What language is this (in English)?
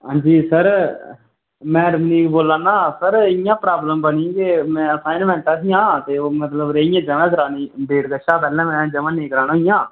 Dogri